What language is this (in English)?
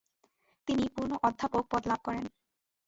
Bangla